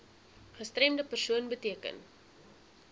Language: Afrikaans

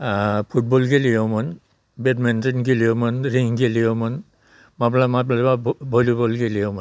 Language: Bodo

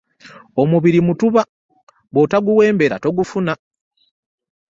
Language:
Ganda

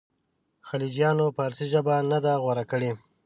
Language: Pashto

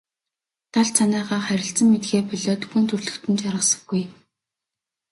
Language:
Mongolian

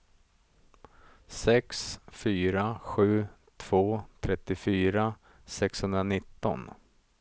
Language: Swedish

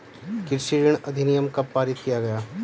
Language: Hindi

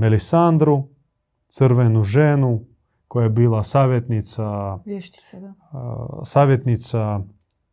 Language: Croatian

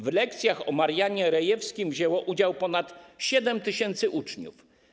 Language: Polish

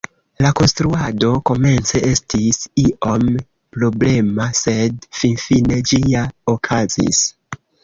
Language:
Esperanto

